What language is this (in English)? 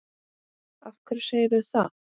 Icelandic